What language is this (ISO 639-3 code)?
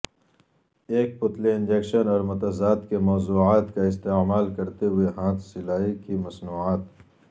urd